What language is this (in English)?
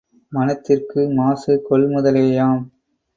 Tamil